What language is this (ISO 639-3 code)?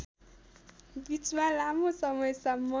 nep